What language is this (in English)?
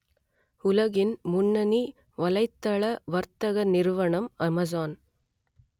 Tamil